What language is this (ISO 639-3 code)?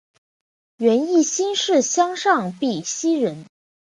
zho